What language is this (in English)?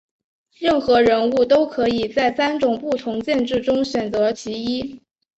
Chinese